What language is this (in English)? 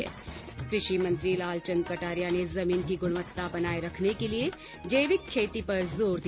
Hindi